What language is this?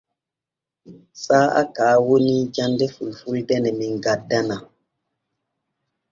Borgu Fulfulde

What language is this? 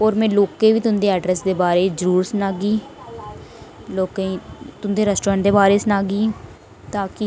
Dogri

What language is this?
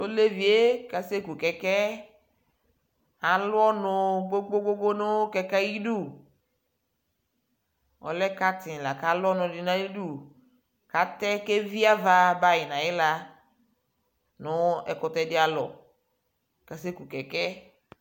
Ikposo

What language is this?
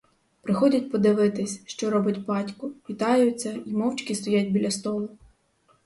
Ukrainian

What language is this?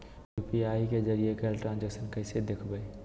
Magahi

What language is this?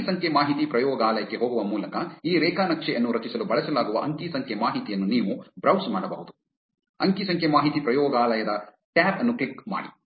Kannada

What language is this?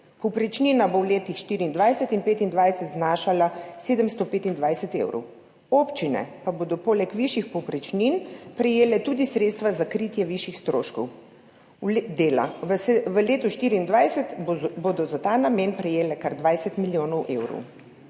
Slovenian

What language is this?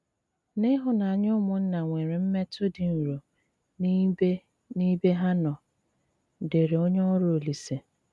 Igbo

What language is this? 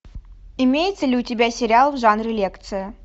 Russian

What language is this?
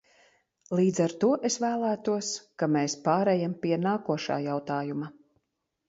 Latvian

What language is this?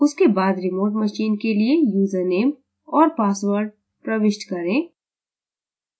Hindi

